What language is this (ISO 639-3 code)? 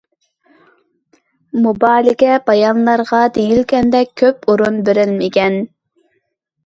uig